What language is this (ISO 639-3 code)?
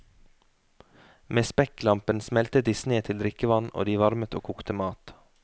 nor